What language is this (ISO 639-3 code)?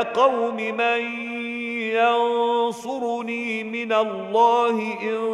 ara